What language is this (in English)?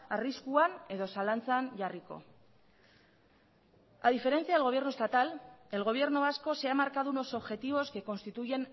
Spanish